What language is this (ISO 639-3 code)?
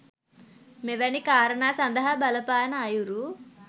sin